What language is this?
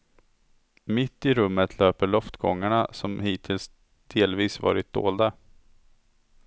Swedish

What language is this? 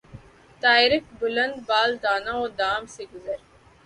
Urdu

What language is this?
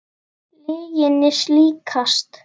Icelandic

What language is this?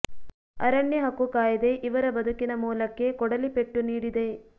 Kannada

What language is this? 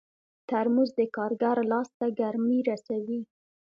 Pashto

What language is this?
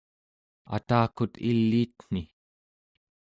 Central Yupik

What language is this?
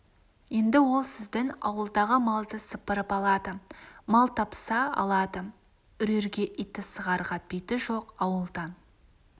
Kazakh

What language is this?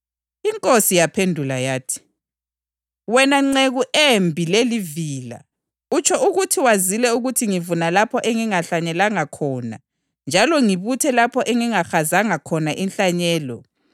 North Ndebele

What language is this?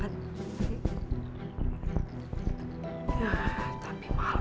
Indonesian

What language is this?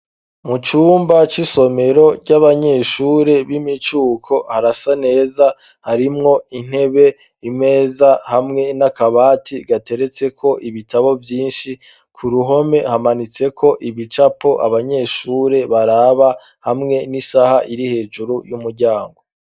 Rundi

